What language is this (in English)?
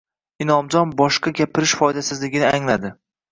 Uzbek